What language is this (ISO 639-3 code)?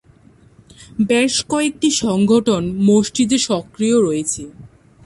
ben